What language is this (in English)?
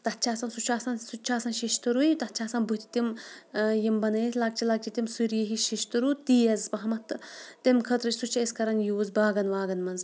Kashmiri